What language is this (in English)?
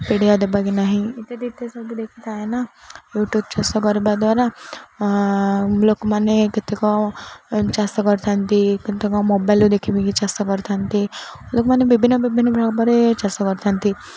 Odia